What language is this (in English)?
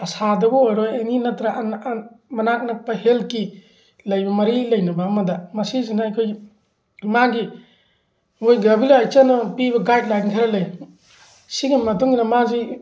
Manipuri